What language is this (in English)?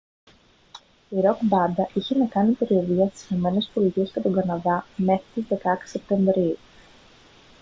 Greek